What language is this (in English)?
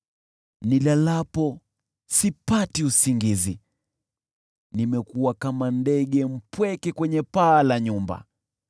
Swahili